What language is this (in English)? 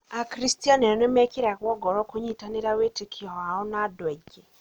Kikuyu